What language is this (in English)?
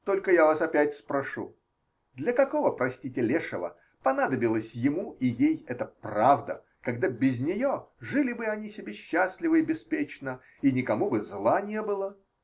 Russian